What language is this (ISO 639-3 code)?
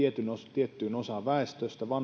fin